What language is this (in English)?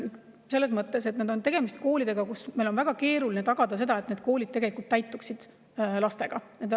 Estonian